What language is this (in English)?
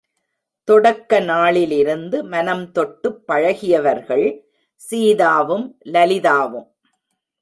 Tamil